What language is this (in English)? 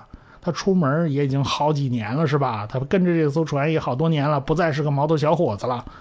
Chinese